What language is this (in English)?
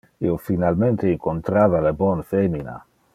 Interlingua